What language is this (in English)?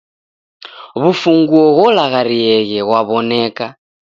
Taita